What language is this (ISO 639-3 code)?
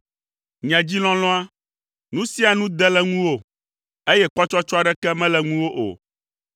ewe